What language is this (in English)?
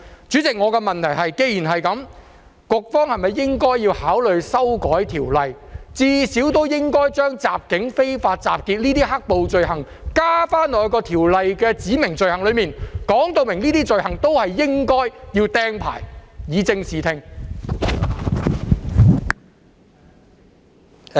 Cantonese